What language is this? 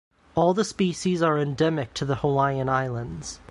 English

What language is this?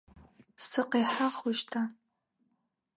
Adyghe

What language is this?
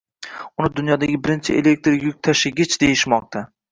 Uzbek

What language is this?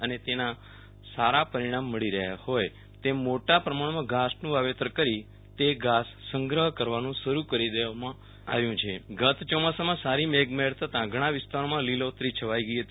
Gujarati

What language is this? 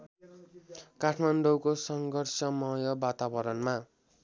Nepali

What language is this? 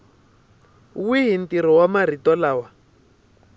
Tsonga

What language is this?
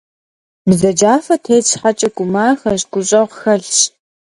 Kabardian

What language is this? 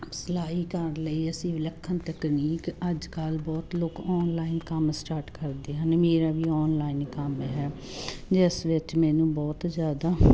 Punjabi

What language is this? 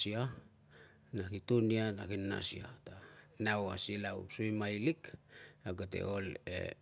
Tungag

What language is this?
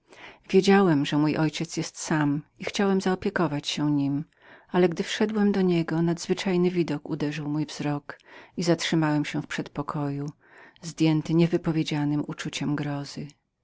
Polish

